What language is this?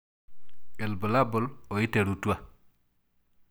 Masai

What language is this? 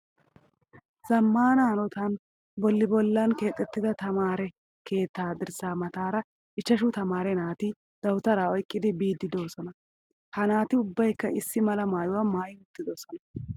Wolaytta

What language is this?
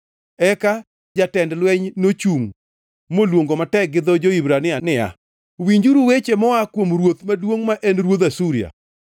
Luo (Kenya and Tanzania)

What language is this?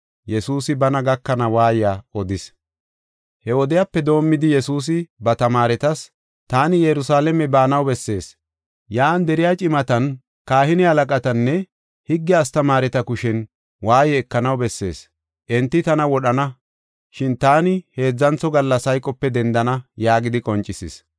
Gofa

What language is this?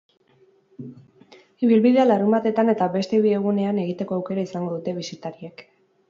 Basque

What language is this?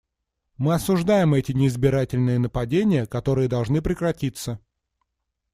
Russian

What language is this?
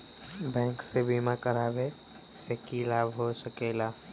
Magahi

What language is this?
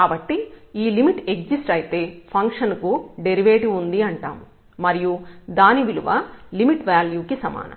Telugu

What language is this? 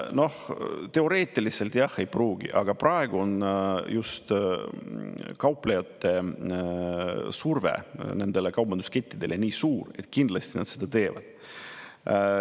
Estonian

